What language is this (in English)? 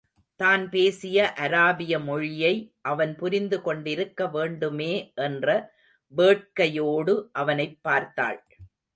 Tamil